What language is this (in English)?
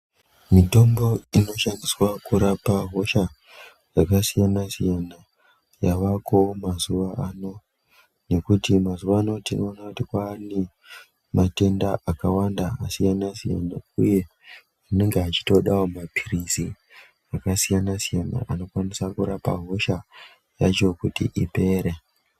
Ndau